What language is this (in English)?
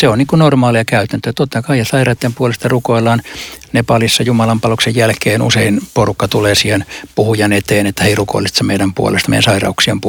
Finnish